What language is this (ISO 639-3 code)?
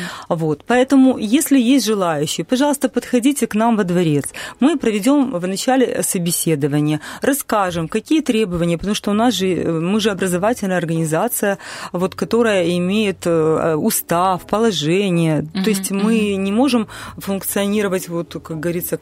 rus